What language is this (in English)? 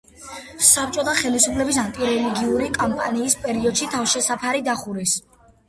Georgian